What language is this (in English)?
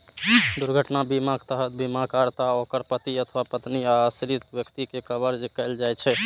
Maithili